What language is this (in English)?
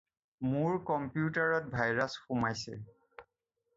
Assamese